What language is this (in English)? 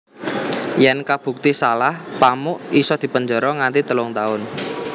Javanese